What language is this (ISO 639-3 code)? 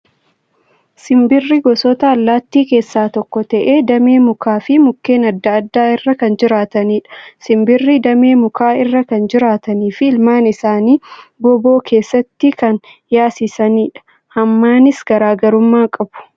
orm